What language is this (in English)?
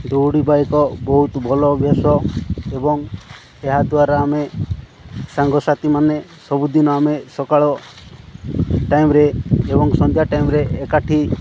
Odia